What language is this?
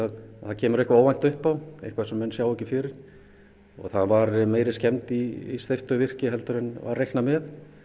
Icelandic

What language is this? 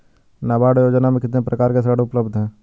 Hindi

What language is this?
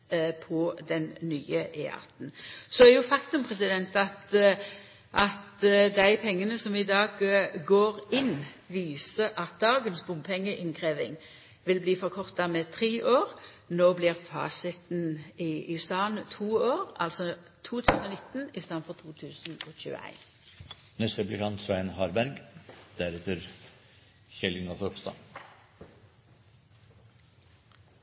Norwegian Nynorsk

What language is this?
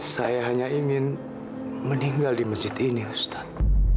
Indonesian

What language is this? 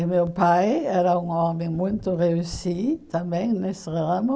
Portuguese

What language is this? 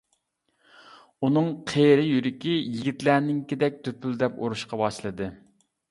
Uyghur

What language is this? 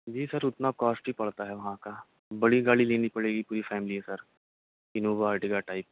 Urdu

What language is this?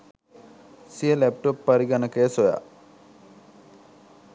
Sinhala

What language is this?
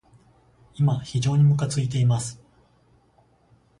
Japanese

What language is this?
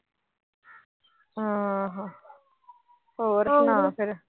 Punjabi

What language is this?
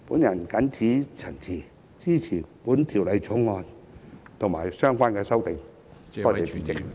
Cantonese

